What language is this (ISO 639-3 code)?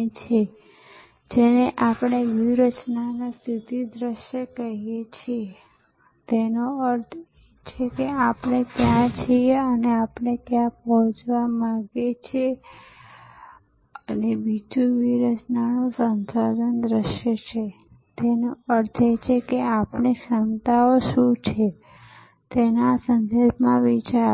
guj